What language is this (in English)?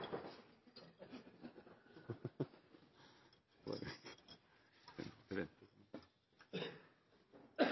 Norwegian Nynorsk